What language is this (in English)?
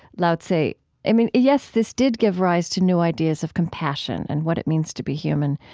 English